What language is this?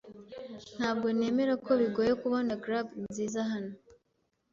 Kinyarwanda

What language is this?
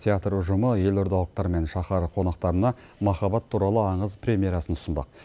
Kazakh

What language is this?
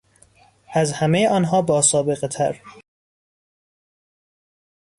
Persian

